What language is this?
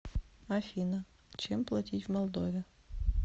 Russian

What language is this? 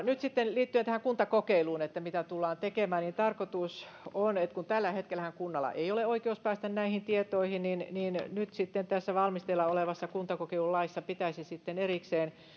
Finnish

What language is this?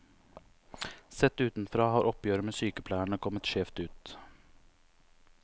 Norwegian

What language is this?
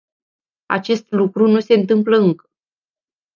Romanian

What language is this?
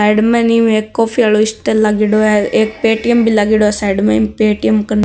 Marwari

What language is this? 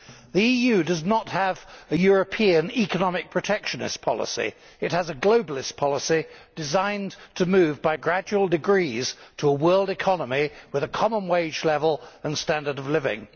English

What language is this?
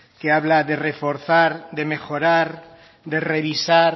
Spanish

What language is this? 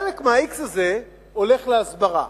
Hebrew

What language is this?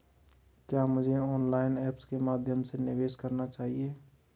Hindi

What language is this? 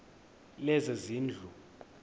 Xhosa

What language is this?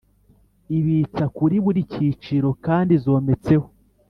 Kinyarwanda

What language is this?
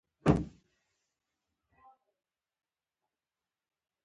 Pashto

